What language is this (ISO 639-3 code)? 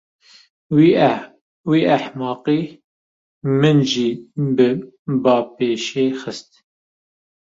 kur